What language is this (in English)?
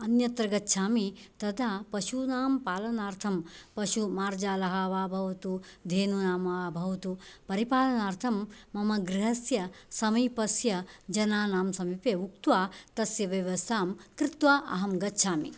Sanskrit